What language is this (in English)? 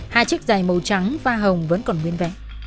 Vietnamese